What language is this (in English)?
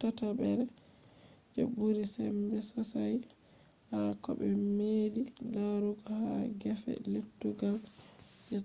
Fula